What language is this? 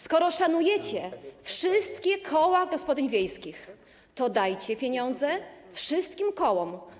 Polish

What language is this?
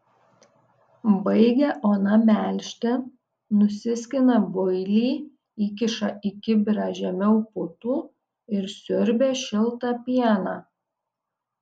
Lithuanian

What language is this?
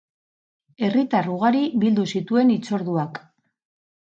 Basque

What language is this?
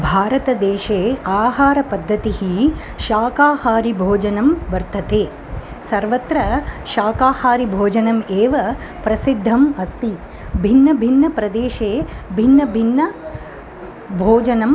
Sanskrit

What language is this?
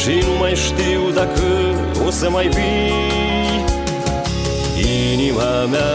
Romanian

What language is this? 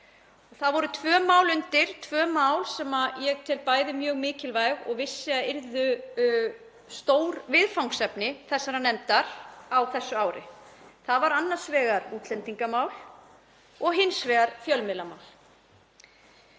Icelandic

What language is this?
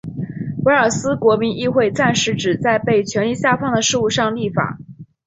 Chinese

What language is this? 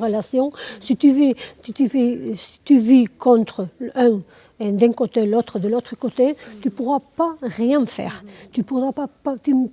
French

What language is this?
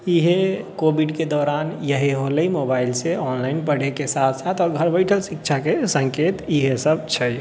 Maithili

